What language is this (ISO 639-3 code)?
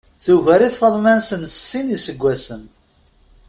kab